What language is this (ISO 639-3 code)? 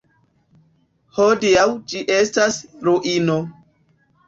epo